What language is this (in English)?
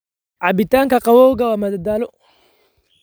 Somali